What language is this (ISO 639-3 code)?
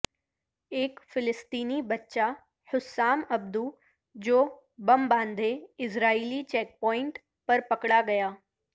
urd